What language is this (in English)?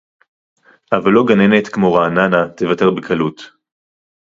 Hebrew